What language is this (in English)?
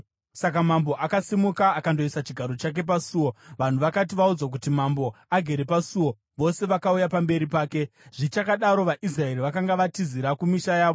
Shona